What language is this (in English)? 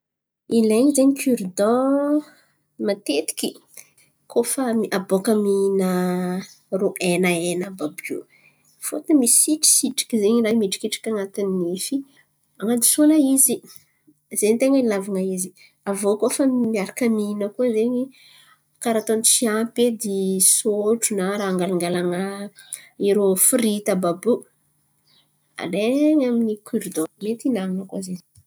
Antankarana Malagasy